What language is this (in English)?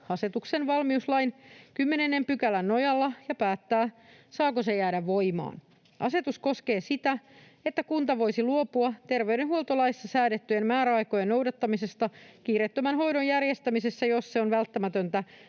Finnish